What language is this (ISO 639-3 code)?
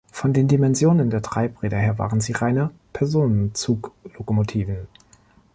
deu